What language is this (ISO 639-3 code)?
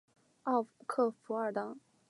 zho